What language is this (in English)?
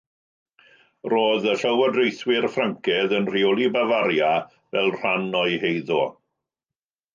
Welsh